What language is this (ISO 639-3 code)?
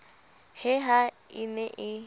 sot